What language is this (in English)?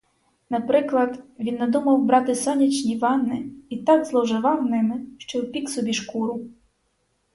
Ukrainian